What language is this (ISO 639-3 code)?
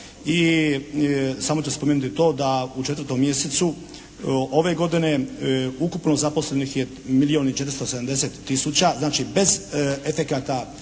hrv